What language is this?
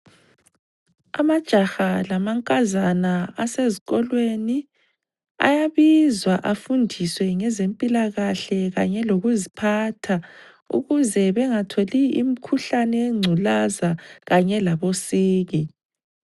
North Ndebele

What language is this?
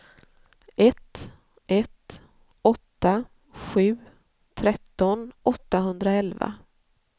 Swedish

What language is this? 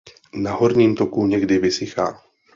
Czech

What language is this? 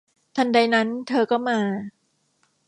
Thai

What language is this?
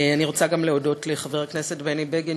Hebrew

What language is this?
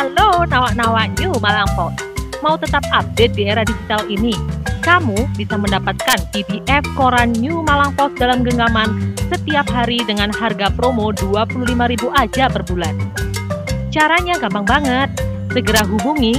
Indonesian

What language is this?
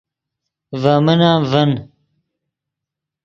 Yidgha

